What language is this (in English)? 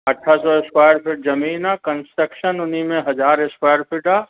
Sindhi